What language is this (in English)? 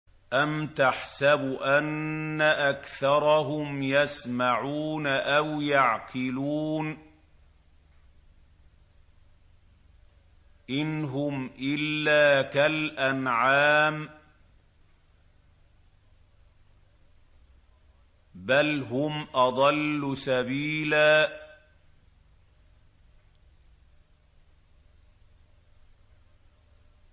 Arabic